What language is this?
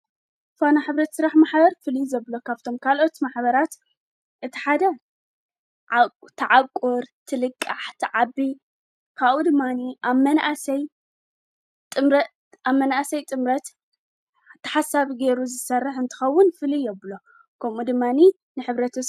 Tigrinya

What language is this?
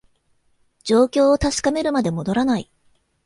Japanese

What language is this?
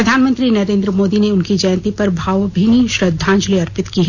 Hindi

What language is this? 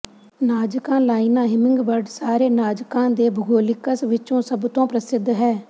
Punjabi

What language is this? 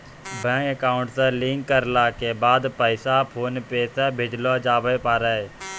Maithili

